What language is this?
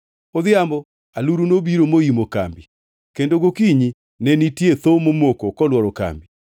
Luo (Kenya and Tanzania)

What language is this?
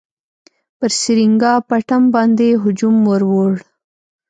Pashto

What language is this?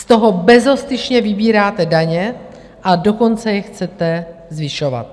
Czech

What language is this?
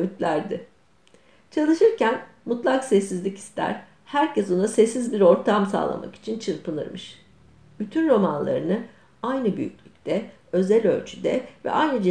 Turkish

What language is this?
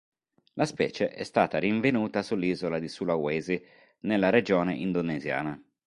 Italian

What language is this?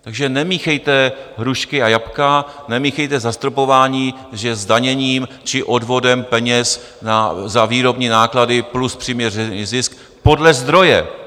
Czech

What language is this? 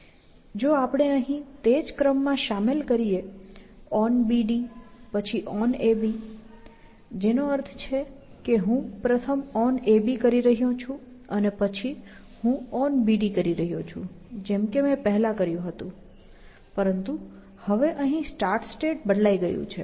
Gujarati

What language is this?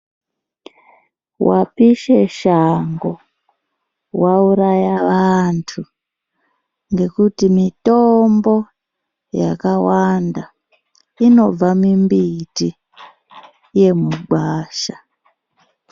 Ndau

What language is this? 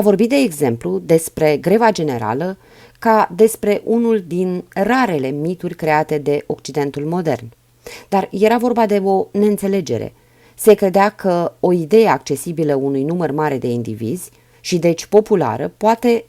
Romanian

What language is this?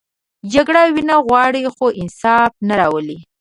Pashto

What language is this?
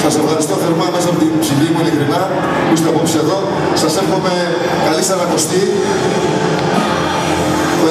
Greek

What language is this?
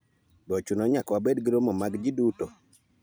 Luo (Kenya and Tanzania)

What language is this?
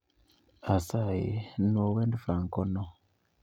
Luo (Kenya and Tanzania)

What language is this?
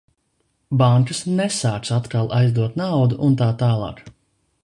Latvian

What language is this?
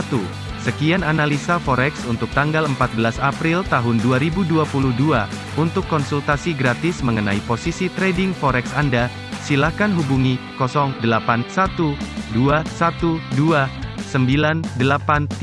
Indonesian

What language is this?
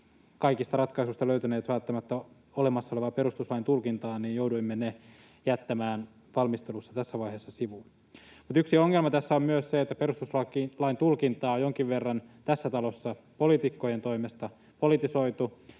Finnish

